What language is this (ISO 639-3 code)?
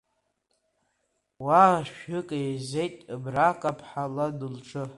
abk